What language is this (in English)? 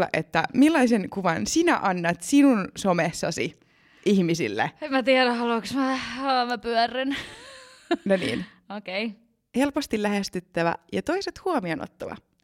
Finnish